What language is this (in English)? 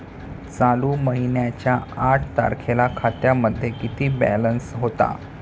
Marathi